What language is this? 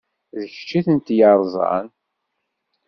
Kabyle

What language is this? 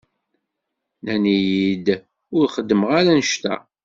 Kabyle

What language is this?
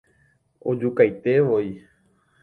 Guarani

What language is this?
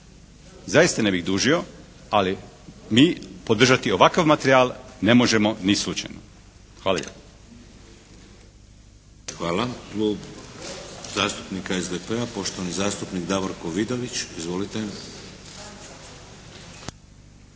Croatian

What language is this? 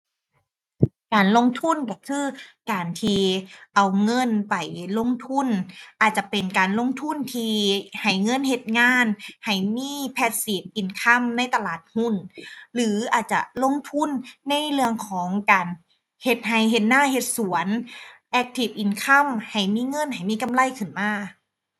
Thai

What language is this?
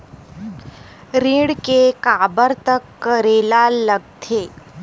Chhattisgarhi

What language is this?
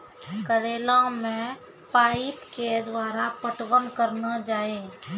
Maithili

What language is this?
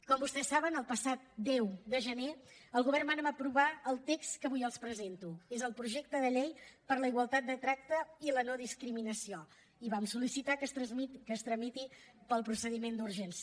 Catalan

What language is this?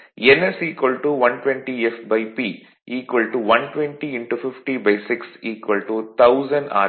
Tamil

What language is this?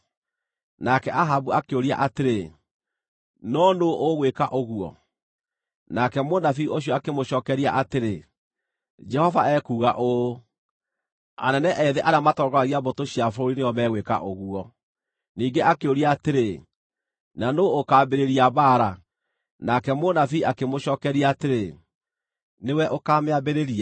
Kikuyu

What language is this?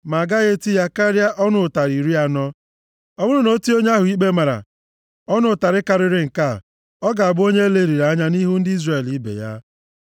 Igbo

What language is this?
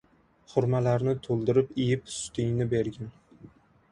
Uzbek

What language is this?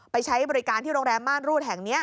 Thai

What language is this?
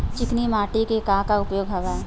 Chhattisgarhi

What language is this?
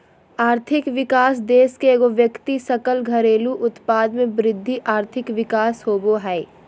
Magahi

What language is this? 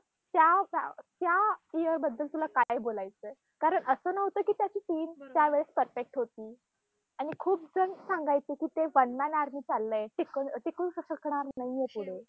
Marathi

